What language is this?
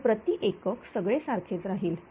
Marathi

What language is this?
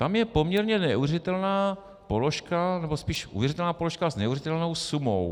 Czech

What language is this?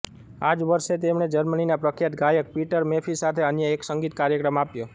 Gujarati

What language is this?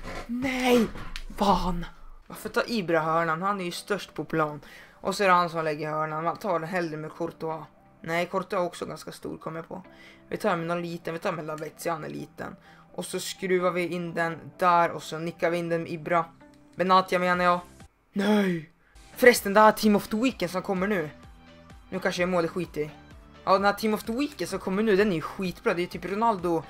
Swedish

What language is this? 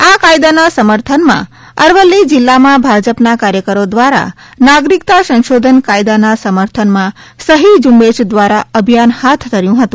Gujarati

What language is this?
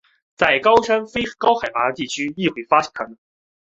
Chinese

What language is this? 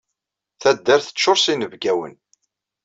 Kabyle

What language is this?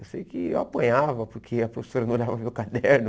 Portuguese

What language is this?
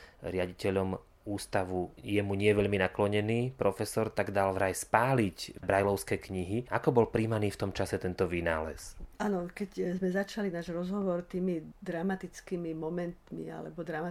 Slovak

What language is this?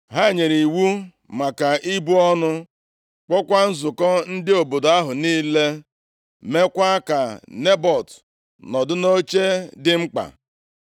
Igbo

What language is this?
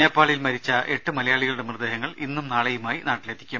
Malayalam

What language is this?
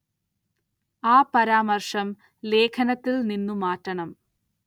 Malayalam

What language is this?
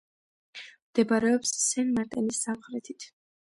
Georgian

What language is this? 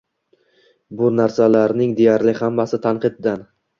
Uzbek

